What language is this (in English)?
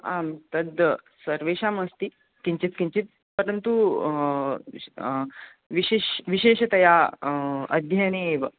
Sanskrit